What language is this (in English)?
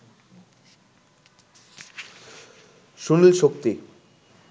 Bangla